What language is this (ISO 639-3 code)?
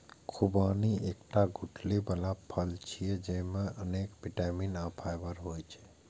mai